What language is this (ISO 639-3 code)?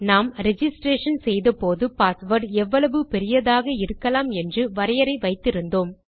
tam